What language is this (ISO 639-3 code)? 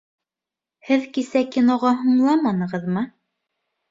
bak